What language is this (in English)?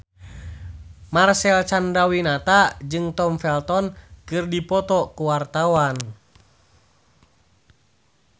Sundanese